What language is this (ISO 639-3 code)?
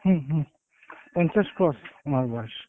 ben